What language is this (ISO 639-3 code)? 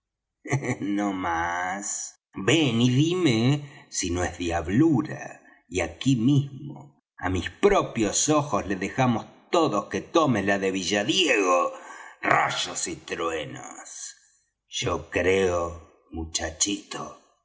spa